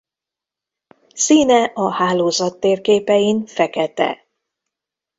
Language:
Hungarian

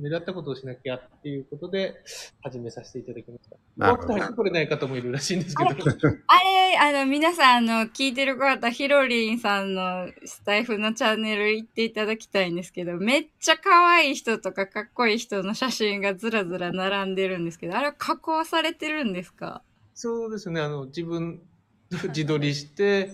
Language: Japanese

